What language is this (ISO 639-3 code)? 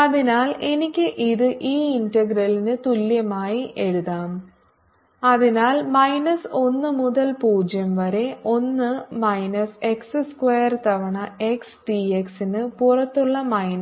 mal